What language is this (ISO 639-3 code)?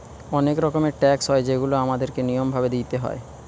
ben